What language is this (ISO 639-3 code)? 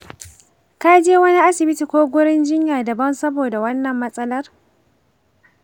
hau